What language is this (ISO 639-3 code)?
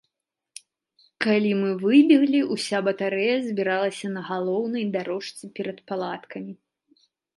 bel